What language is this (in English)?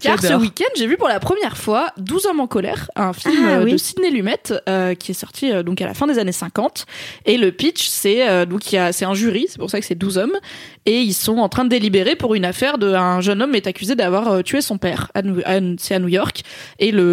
French